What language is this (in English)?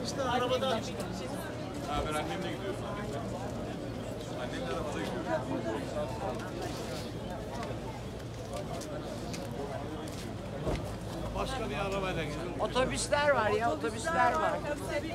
Turkish